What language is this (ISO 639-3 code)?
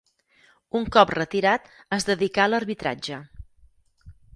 cat